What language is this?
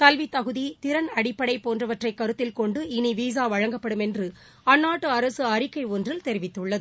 Tamil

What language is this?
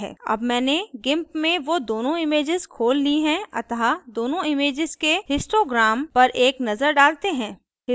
Hindi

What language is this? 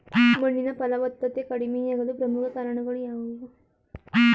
Kannada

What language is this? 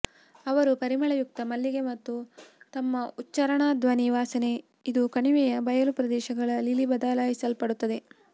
Kannada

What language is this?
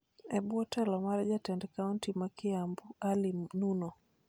Luo (Kenya and Tanzania)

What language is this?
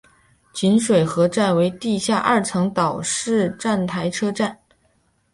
Chinese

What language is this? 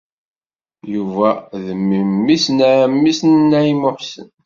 Kabyle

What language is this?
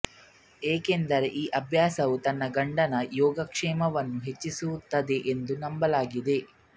Kannada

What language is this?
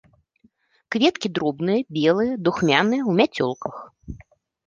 Belarusian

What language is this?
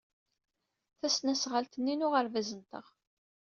Kabyle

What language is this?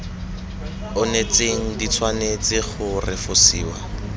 Tswana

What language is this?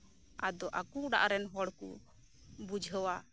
Santali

